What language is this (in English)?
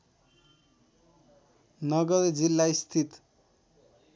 Nepali